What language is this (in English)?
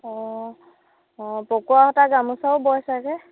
Assamese